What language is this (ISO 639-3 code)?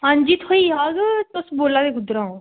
doi